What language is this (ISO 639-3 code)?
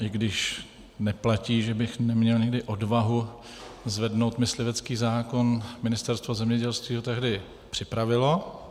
ces